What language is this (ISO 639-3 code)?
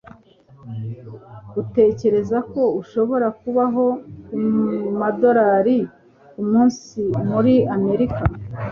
kin